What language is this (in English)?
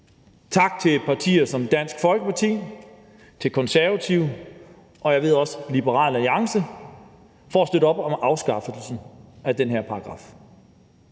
Danish